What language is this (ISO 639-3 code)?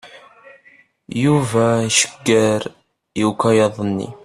kab